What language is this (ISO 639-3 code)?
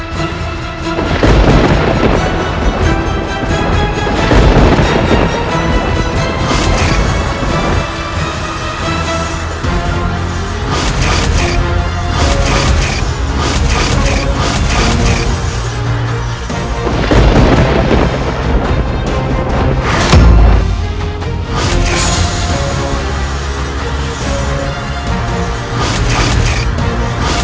ind